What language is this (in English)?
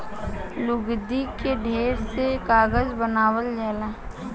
Bhojpuri